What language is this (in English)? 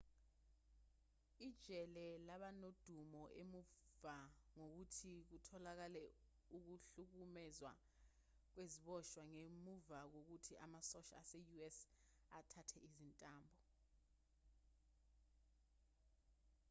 Zulu